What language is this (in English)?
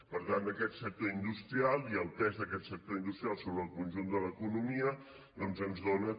Catalan